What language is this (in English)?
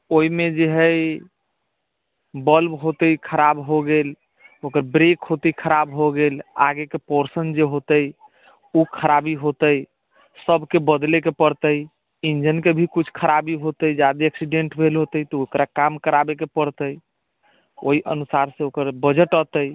Maithili